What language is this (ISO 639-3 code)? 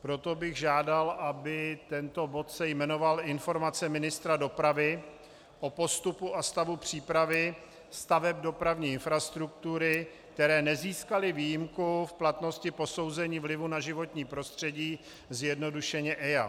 ces